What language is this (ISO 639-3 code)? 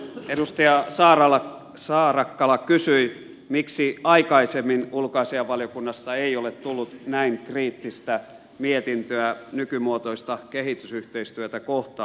fin